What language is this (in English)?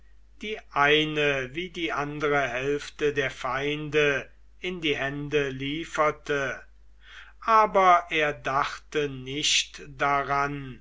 German